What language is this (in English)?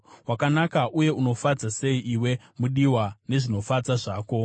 Shona